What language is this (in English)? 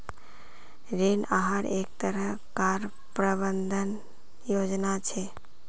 Magahi